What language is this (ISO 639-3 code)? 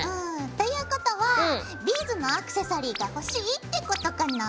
jpn